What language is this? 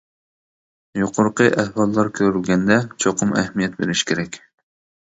Uyghur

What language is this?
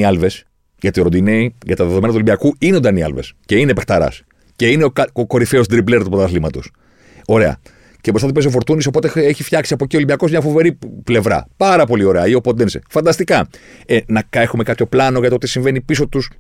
Greek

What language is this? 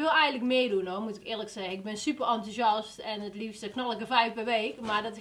Dutch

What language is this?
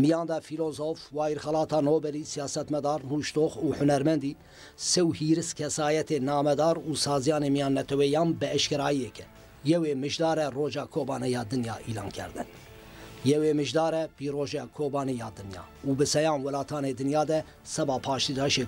Turkish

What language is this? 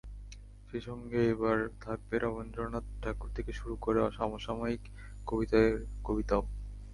Bangla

